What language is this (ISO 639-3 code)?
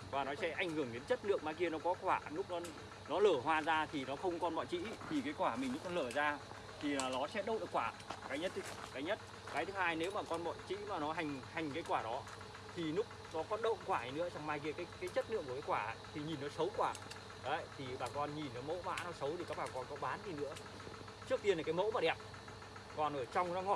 vie